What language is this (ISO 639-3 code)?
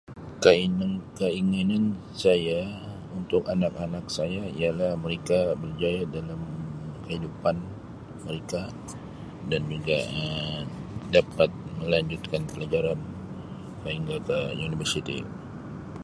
msi